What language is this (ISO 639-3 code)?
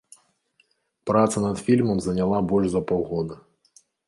bel